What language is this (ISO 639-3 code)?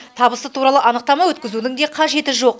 kaz